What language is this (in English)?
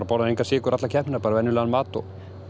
Icelandic